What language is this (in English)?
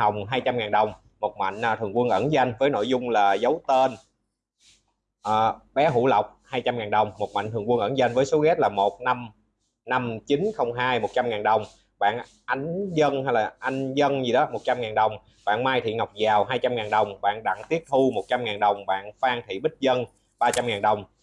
Vietnamese